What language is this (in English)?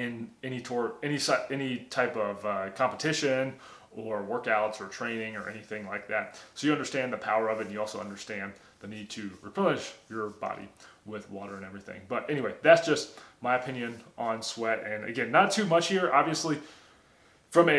English